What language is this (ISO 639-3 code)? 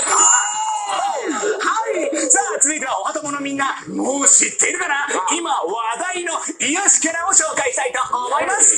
jpn